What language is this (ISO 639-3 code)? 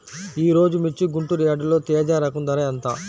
tel